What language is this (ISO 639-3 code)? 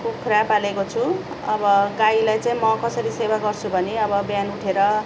nep